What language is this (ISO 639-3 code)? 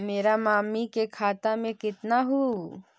mag